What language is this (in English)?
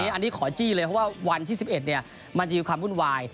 Thai